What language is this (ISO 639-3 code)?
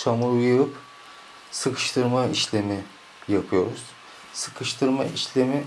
tur